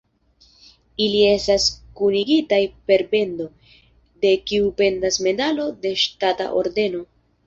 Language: Esperanto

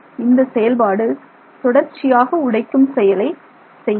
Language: Tamil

